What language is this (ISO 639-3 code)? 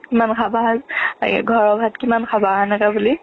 asm